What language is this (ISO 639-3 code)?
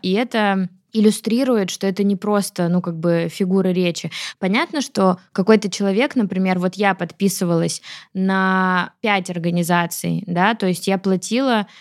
rus